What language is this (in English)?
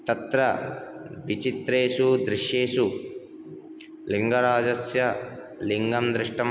Sanskrit